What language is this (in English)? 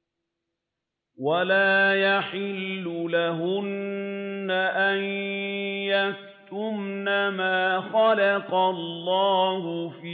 Arabic